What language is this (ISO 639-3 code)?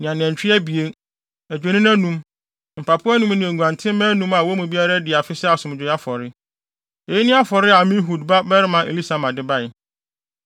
aka